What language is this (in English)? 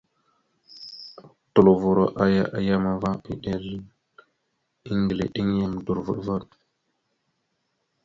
Mada (Cameroon)